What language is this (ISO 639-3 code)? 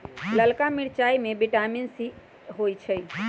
mag